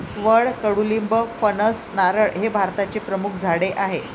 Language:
Marathi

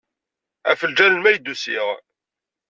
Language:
Kabyle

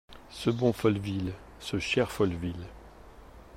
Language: French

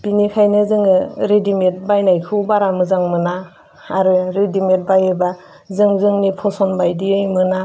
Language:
Bodo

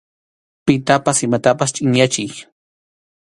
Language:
Arequipa-La Unión Quechua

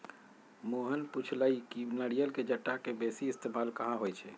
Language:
Magahi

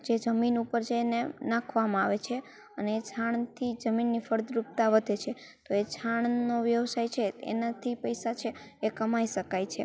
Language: Gujarati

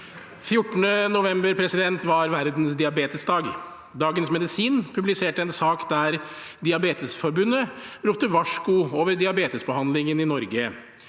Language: Norwegian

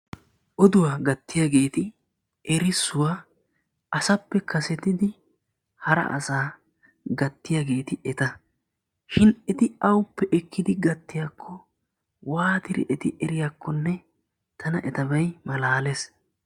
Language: Wolaytta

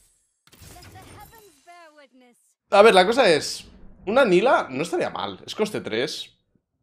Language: Spanish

